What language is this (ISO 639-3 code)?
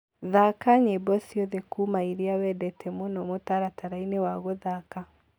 kik